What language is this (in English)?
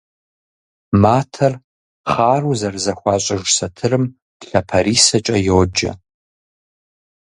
Kabardian